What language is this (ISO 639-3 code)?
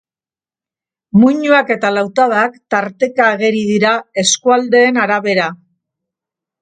eus